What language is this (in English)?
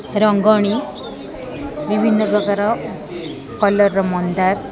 Odia